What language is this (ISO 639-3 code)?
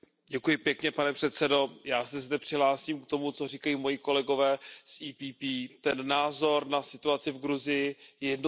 ces